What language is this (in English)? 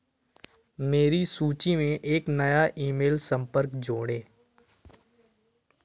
Hindi